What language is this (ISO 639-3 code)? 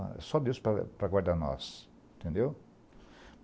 por